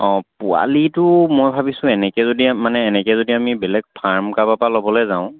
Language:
Assamese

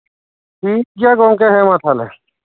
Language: Santali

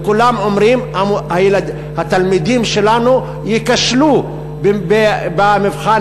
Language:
Hebrew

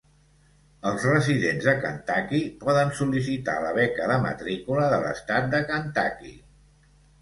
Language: Catalan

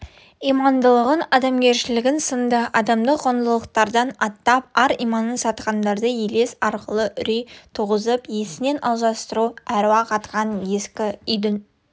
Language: Kazakh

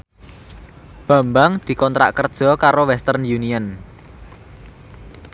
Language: Javanese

